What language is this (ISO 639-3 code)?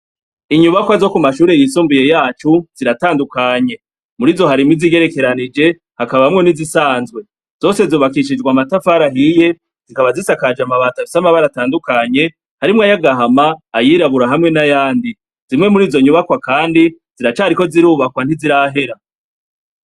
run